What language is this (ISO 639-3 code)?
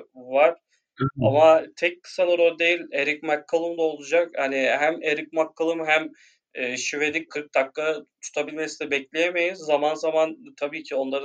tur